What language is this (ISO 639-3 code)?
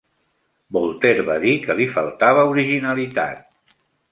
cat